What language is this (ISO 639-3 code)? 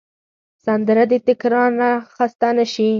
pus